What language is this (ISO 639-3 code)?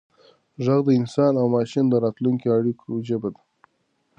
pus